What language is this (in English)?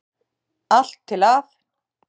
Icelandic